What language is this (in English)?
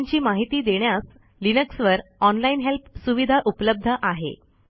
Marathi